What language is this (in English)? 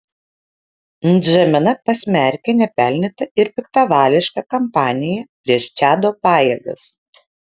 Lithuanian